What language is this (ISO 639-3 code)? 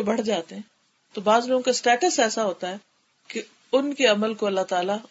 urd